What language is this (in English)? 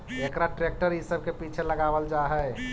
Magahi